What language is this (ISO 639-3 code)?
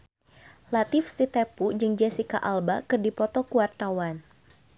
sun